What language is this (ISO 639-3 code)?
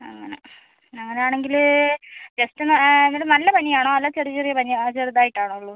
mal